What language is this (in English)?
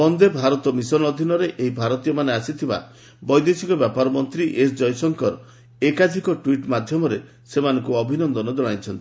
Odia